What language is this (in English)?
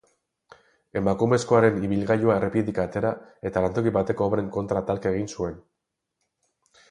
Basque